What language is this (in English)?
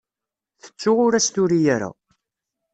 Kabyle